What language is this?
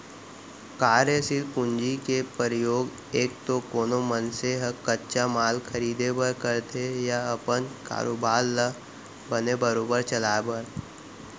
Chhattisgarhi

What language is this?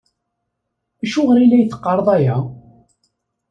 Kabyle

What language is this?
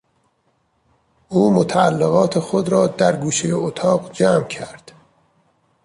Persian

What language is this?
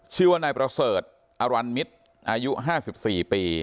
Thai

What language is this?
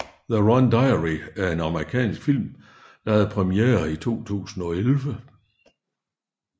Danish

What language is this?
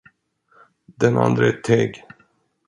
Swedish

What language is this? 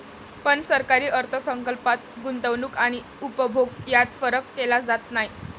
Marathi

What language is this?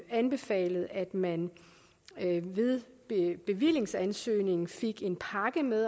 Danish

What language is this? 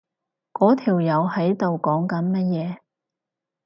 Cantonese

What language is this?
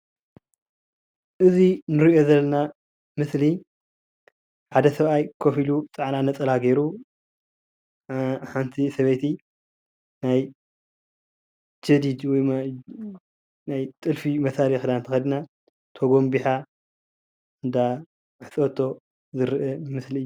Tigrinya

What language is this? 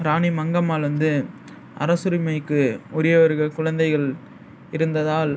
Tamil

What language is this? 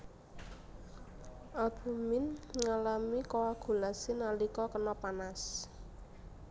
Javanese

